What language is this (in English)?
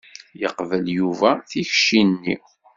Kabyle